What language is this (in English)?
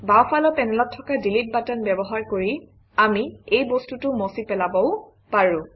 Assamese